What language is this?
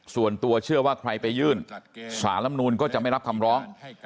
Thai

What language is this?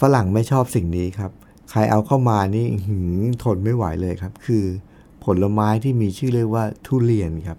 Thai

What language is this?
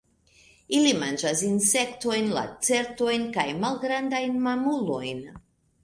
Esperanto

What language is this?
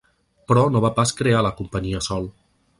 Catalan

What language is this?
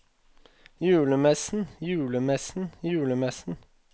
Norwegian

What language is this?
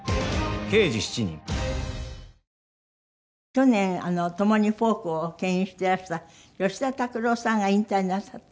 Japanese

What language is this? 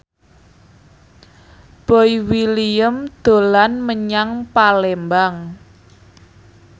Javanese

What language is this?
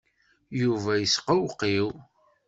Kabyle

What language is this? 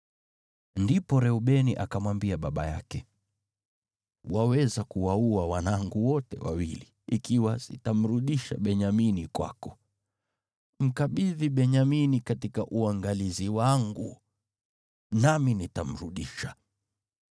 Swahili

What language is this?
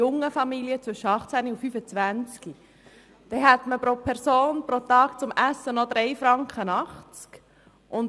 Swiss German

